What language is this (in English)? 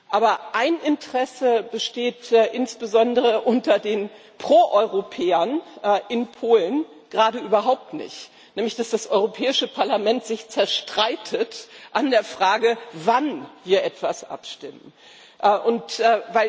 German